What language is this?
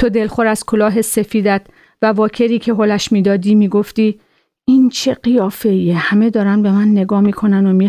Persian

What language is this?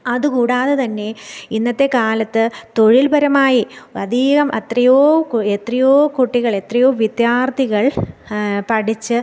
Malayalam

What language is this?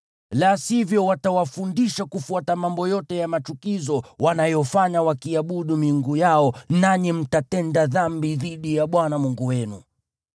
Swahili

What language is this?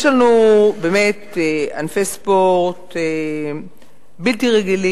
Hebrew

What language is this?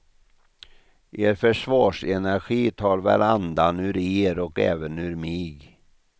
Swedish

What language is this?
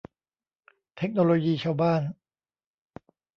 Thai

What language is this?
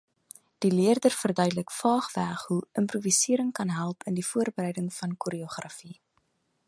Afrikaans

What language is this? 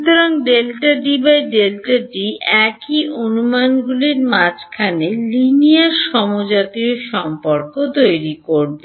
Bangla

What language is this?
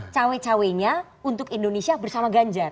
Indonesian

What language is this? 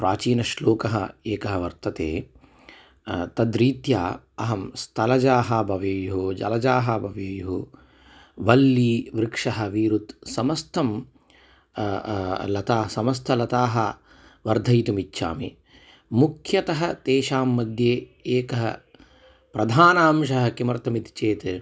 Sanskrit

